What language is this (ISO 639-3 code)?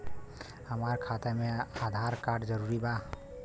bho